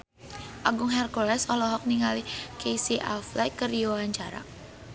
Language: Sundanese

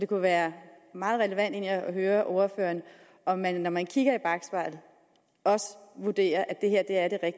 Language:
Danish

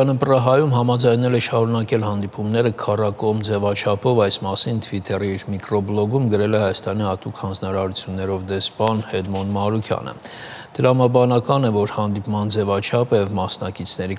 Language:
Romanian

